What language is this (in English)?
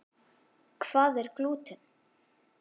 Icelandic